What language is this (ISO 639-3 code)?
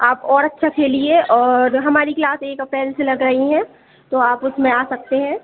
hin